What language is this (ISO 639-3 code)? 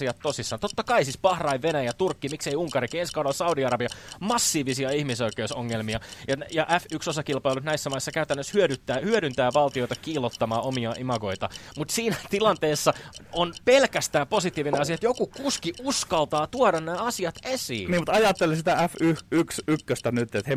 fin